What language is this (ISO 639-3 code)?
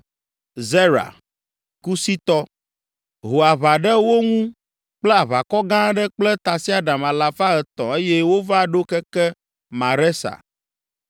ewe